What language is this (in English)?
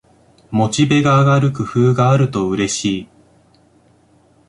Japanese